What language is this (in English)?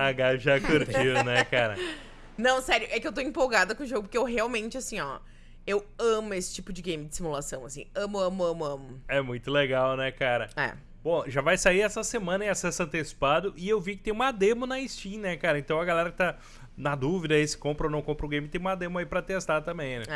Portuguese